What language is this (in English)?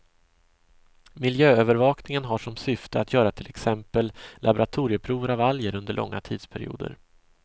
Swedish